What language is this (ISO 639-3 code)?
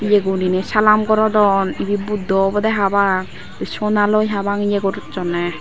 ccp